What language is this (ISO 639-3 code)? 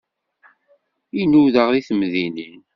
kab